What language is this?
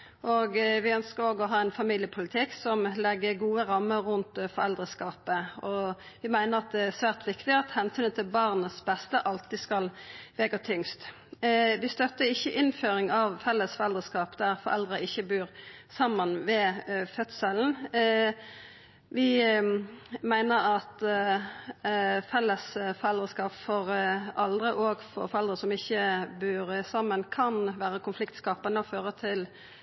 Norwegian Nynorsk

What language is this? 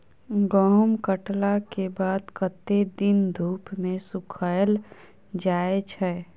Maithili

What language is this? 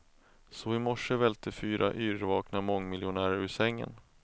Swedish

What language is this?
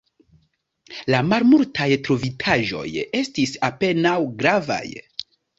Esperanto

